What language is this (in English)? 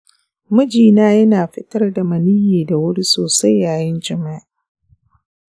Hausa